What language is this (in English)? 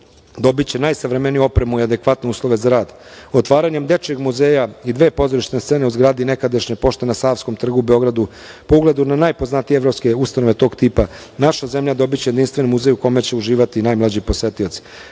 Serbian